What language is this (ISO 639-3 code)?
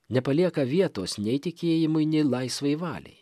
lit